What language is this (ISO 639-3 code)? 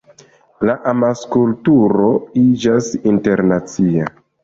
epo